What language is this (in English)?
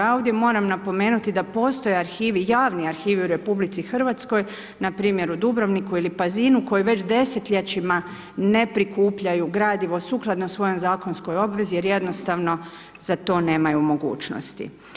Croatian